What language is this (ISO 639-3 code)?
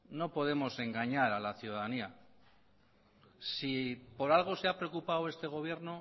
spa